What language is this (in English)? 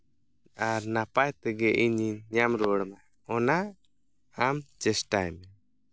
Santali